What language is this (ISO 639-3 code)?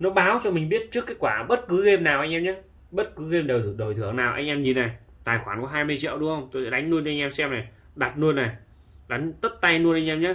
vie